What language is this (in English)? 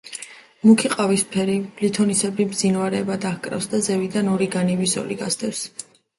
Georgian